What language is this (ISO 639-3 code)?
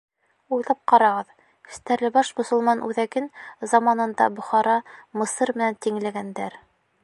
bak